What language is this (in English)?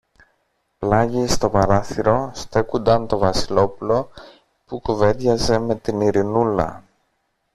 Greek